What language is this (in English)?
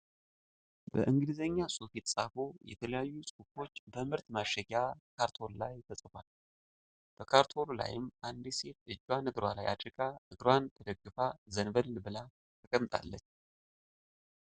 Amharic